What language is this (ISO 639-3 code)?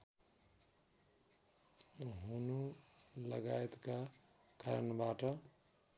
nep